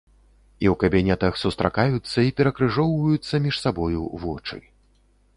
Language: Belarusian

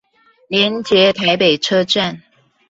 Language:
Chinese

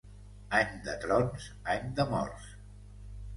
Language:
Catalan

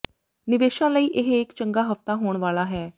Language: Punjabi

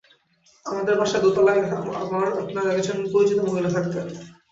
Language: Bangla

